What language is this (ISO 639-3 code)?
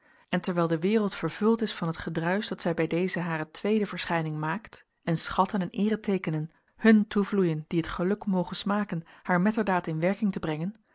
nld